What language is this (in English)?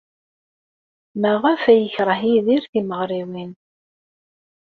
Kabyle